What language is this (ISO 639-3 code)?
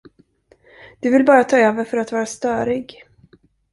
swe